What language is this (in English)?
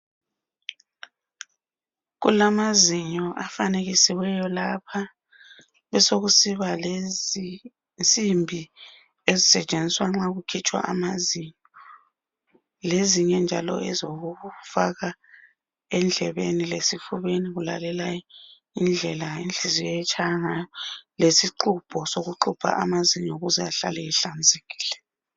North Ndebele